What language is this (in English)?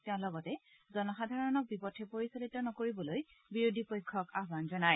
Assamese